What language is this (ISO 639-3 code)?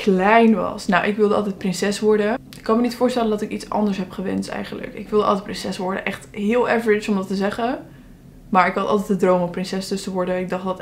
nld